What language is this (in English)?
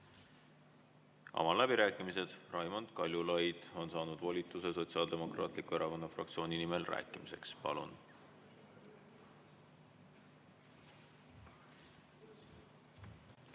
Estonian